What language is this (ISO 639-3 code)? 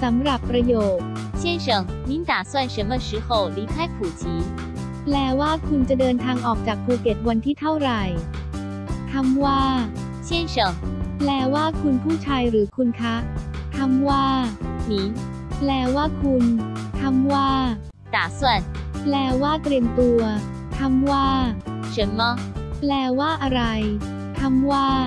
tha